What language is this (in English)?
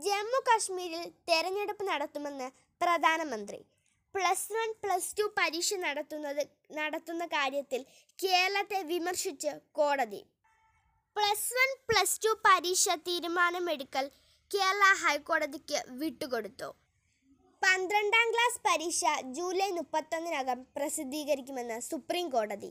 Malayalam